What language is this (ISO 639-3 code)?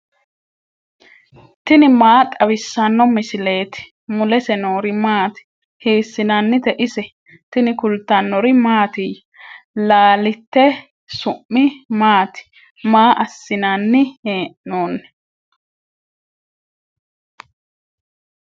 sid